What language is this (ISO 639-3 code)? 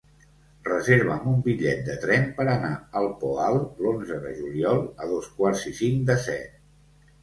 cat